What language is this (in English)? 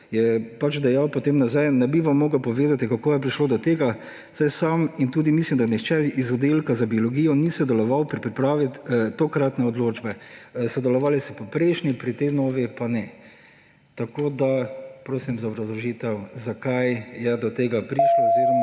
Slovenian